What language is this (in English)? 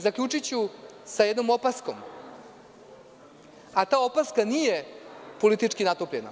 Serbian